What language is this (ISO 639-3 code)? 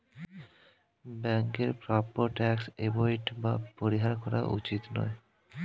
ben